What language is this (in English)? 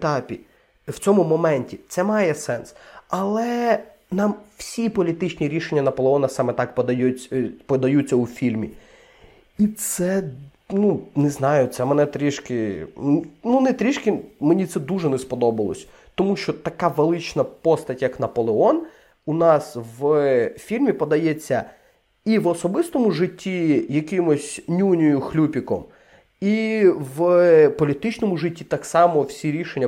Ukrainian